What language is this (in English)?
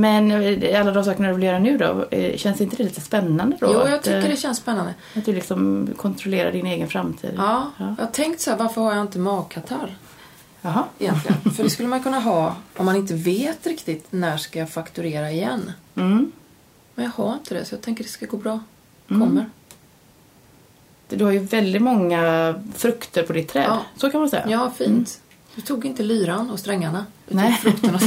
Swedish